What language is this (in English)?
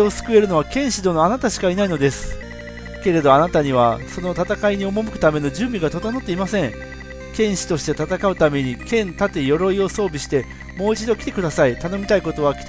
Japanese